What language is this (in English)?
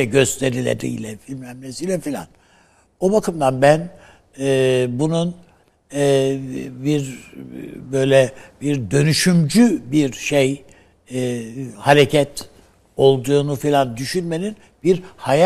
Turkish